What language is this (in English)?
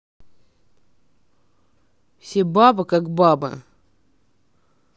Russian